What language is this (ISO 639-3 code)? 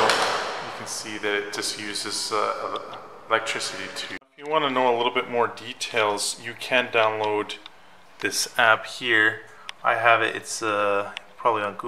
eng